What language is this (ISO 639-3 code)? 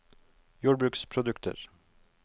nor